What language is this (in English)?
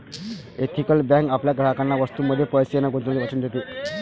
Marathi